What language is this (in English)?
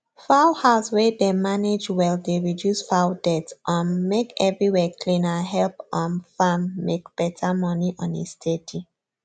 Nigerian Pidgin